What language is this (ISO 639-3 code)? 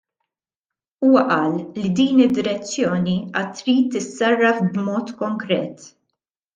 mlt